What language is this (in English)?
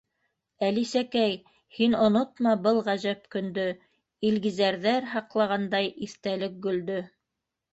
Bashkir